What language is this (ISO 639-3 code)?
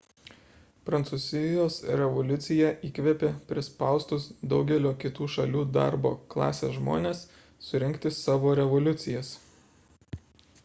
lit